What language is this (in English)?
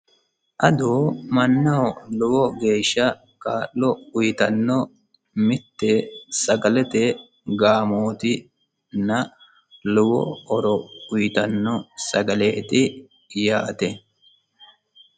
Sidamo